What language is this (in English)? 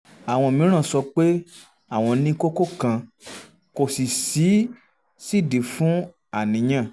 Yoruba